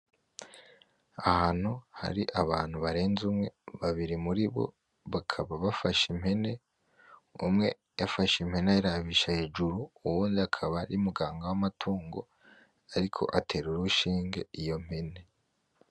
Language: Rundi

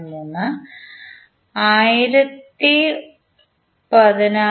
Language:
Malayalam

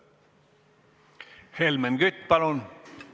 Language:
Estonian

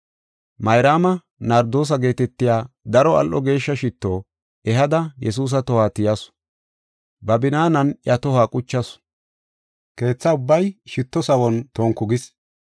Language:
Gofa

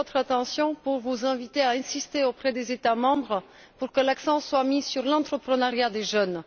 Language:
French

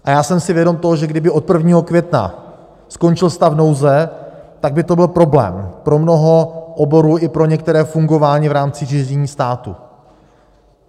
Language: Czech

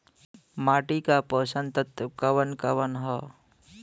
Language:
Bhojpuri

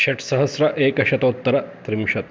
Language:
Sanskrit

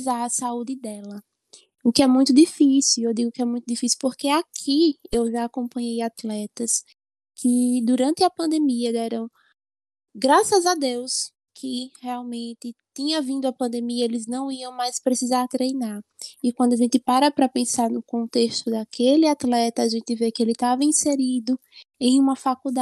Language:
Portuguese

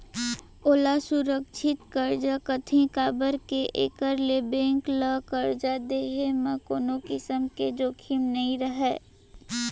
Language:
Chhattisgarhi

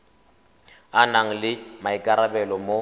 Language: Tswana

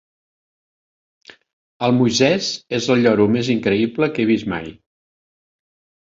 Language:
Catalan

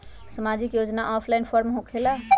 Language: Magahi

